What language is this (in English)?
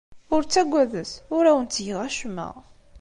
Kabyle